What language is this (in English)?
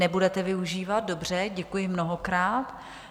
Czech